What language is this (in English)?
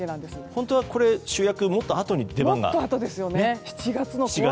Japanese